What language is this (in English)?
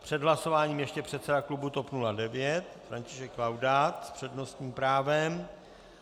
Czech